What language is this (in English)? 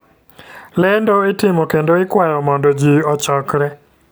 Luo (Kenya and Tanzania)